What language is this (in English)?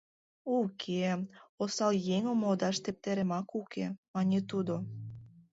Mari